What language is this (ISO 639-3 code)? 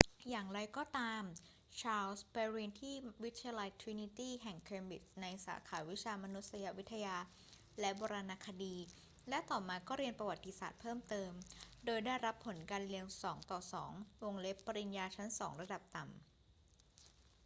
tha